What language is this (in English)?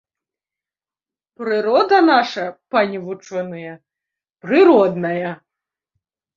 Belarusian